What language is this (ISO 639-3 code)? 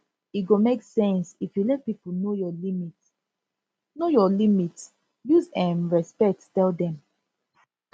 pcm